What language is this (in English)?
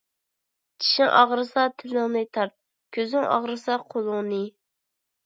Uyghur